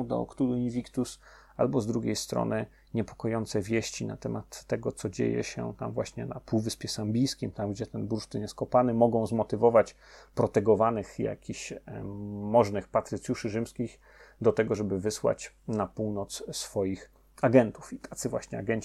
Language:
Polish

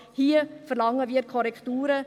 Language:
Swiss German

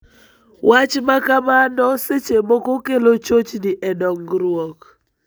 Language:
Luo (Kenya and Tanzania)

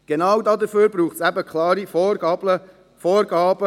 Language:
Swiss German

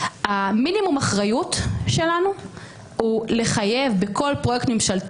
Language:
Hebrew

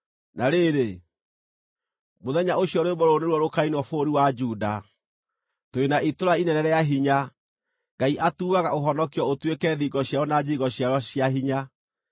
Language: Kikuyu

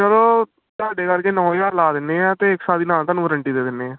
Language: Punjabi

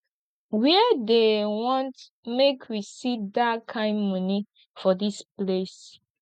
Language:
Nigerian Pidgin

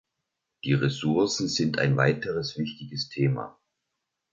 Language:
German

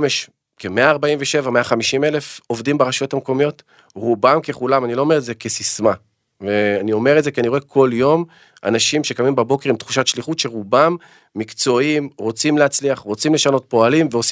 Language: Hebrew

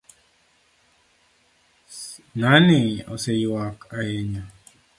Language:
Luo (Kenya and Tanzania)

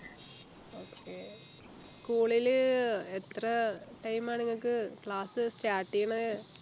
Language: Malayalam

